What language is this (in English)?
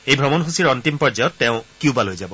Assamese